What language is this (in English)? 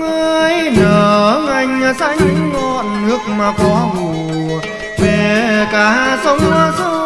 Vietnamese